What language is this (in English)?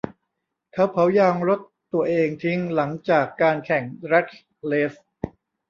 Thai